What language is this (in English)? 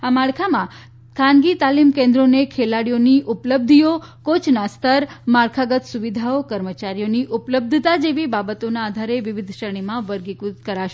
Gujarati